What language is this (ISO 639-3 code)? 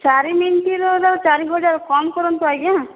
ori